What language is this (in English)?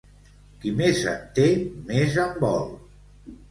Catalan